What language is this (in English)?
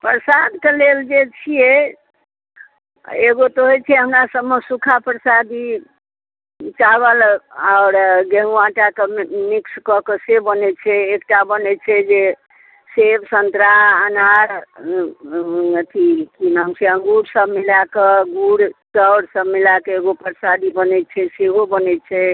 Maithili